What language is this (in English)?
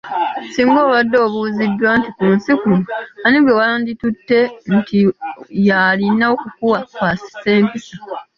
Ganda